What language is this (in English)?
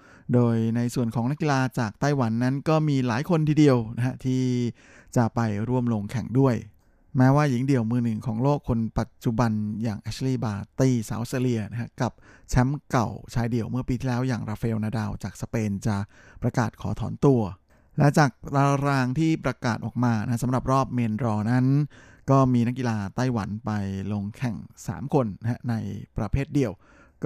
Thai